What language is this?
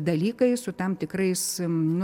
Lithuanian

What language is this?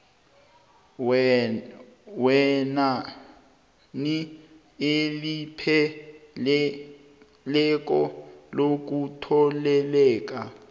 South Ndebele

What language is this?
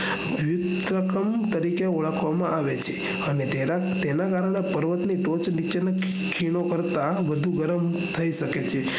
Gujarati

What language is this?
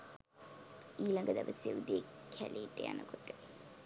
Sinhala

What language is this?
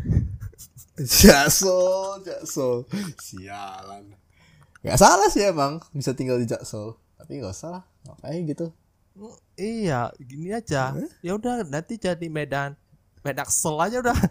Indonesian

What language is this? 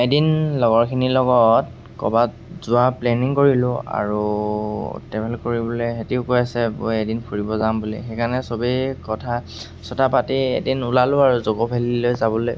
Assamese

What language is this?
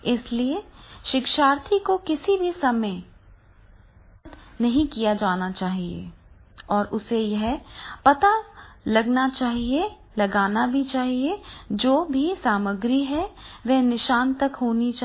Hindi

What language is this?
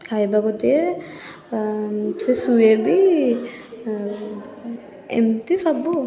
Odia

